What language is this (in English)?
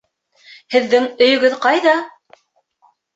Bashkir